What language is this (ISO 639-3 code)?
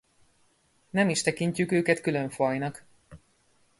hun